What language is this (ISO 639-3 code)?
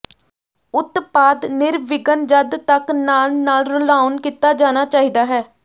pan